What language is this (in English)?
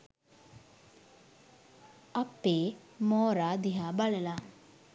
Sinhala